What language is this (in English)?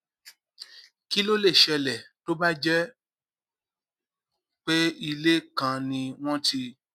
Yoruba